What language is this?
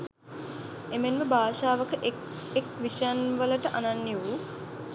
Sinhala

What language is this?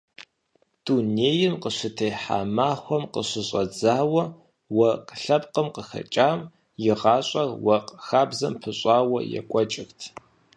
Kabardian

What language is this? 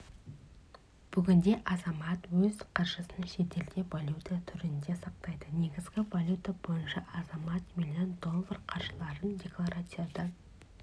Kazakh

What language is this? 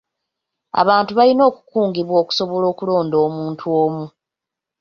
Ganda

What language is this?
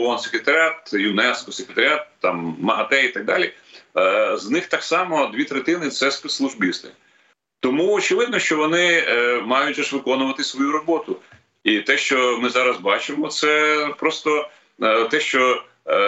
Ukrainian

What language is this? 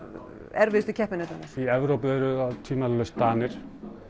Icelandic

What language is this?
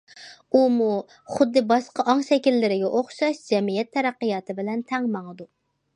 Uyghur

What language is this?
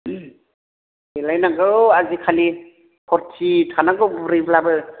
Bodo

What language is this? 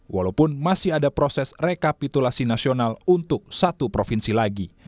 Indonesian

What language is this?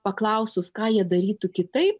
Lithuanian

